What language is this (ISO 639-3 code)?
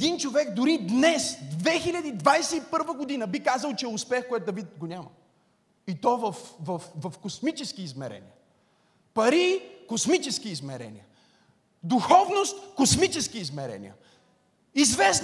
bul